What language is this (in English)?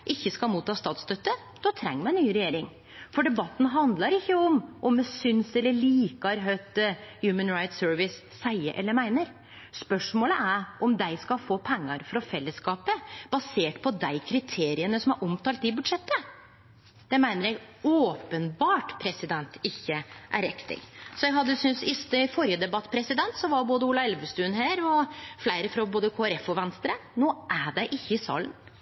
Norwegian Nynorsk